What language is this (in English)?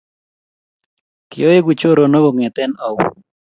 Kalenjin